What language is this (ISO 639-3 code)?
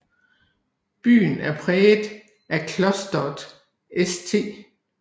dan